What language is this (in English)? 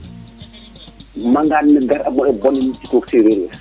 Serer